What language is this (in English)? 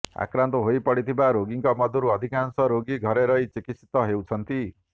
Odia